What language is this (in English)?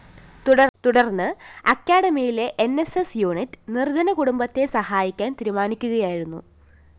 Malayalam